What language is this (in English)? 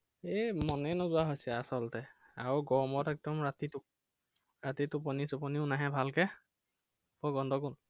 Assamese